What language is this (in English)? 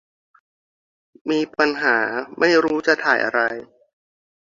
Thai